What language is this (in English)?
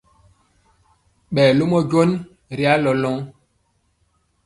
Mpiemo